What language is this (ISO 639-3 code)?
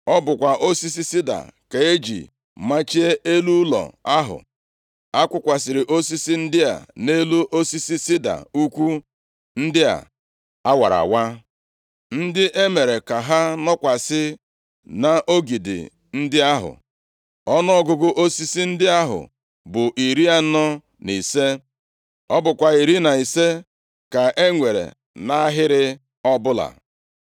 ibo